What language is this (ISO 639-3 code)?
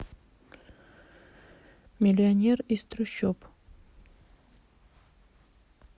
rus